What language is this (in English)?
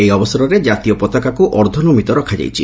Odia